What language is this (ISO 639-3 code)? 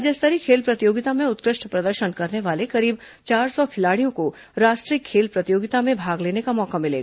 hin